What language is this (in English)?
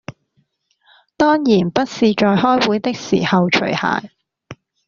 Cantonese